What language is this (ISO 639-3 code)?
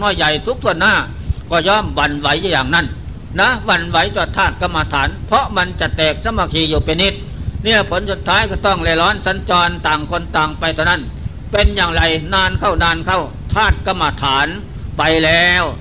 tha